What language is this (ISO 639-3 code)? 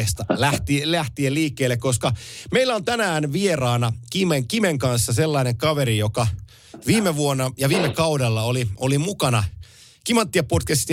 fin